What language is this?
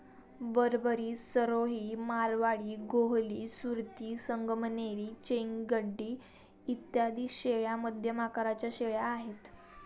Marathi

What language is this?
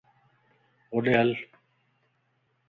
Lasi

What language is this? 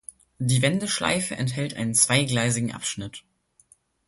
German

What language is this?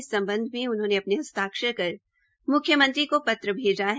Hindi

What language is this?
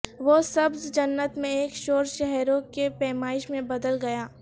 Urdu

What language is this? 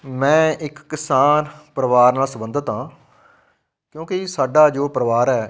Punjabi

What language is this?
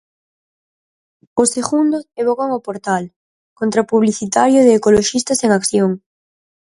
Galician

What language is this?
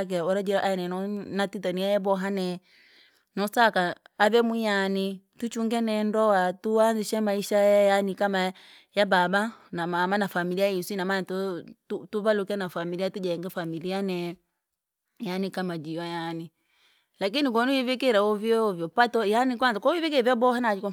Langi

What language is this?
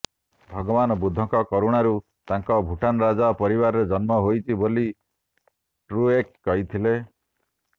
Odia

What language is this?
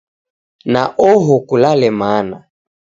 Taita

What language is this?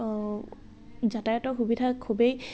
Assamese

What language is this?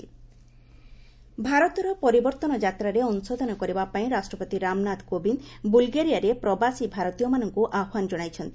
Odia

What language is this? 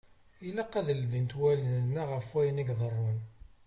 Kabyle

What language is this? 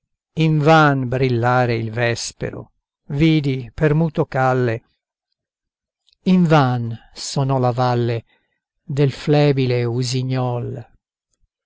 Italian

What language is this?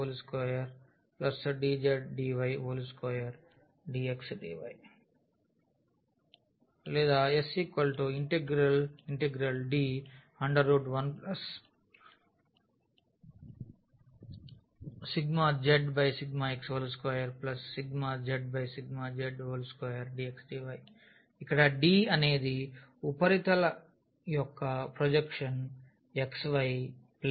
Telugu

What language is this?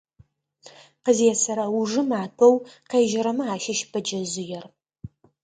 Adyghe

